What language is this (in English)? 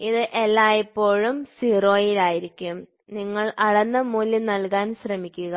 Malayalam